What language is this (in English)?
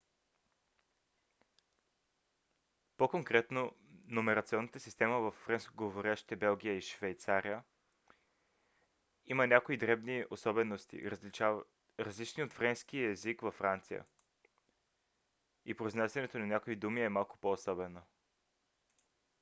Bulgarian